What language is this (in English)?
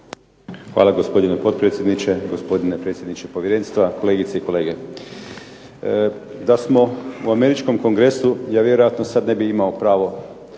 Croatian